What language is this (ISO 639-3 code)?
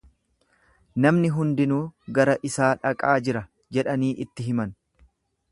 orm